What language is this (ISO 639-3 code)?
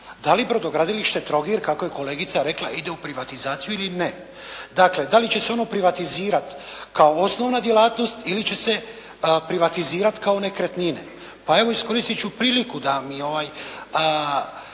hrv